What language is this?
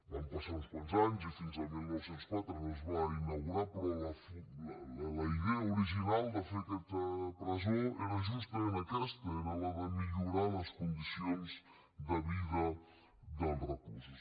Catalan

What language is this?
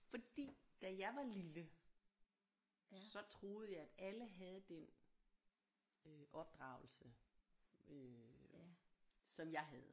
Danish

